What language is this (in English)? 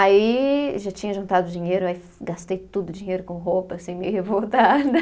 Portuguese